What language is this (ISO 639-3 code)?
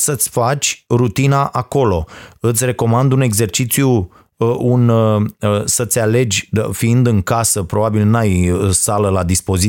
ron